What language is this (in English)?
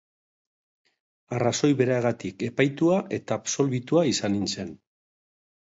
Basque